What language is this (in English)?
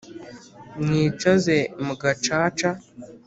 Kinyarwanda